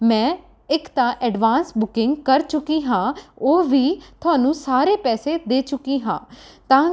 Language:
Punjabi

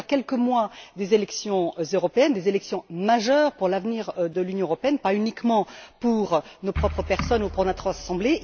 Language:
French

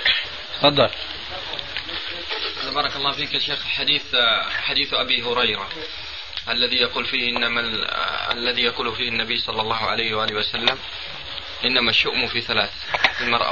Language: Arabic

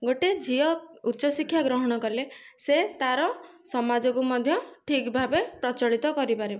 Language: Odia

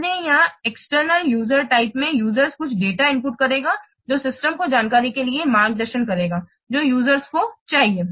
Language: Hindi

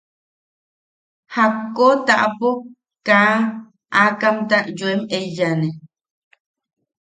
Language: Yaqui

